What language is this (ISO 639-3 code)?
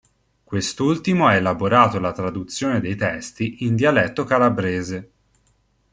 ita